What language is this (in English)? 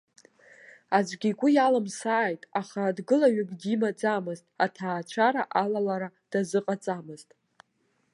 Abkhazian